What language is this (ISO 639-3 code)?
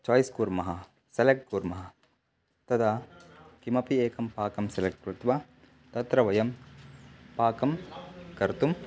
san